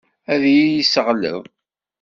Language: Kabyle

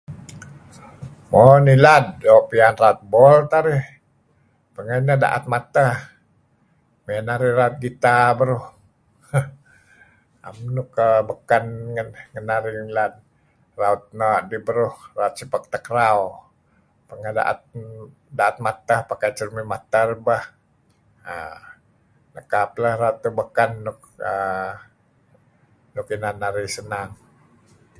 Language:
Kelabit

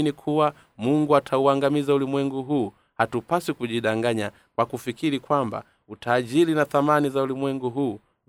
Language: Swahili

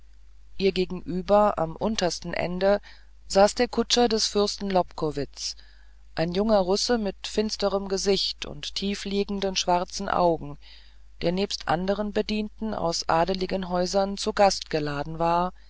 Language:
German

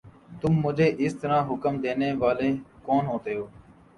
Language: Urdu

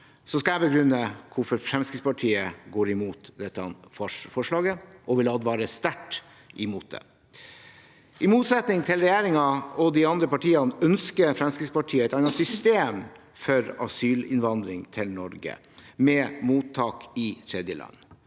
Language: Norwegian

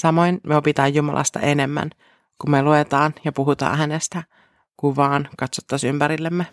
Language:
Finnish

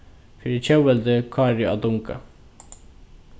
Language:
Faroese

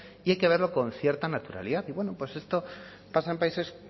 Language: Spanish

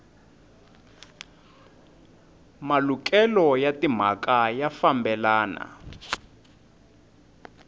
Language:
Tsonga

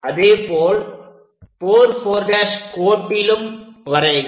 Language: Tamil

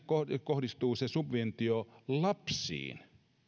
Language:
Finnish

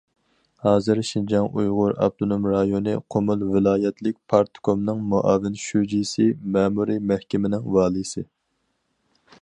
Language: Uyghur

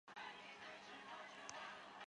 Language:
Chinese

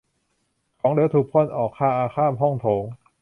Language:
Thai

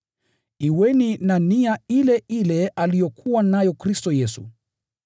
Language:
Swahili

